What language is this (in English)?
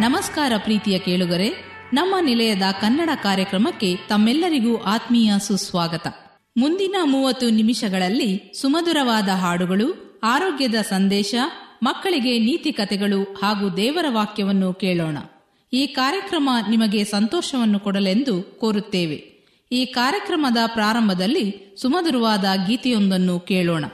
Kannada